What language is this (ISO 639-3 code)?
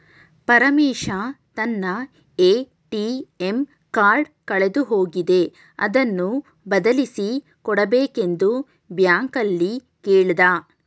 kan